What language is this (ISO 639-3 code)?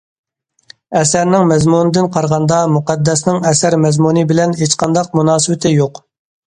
uig